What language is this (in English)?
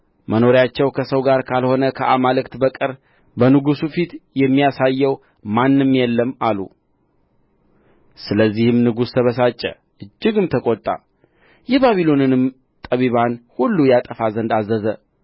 Amharic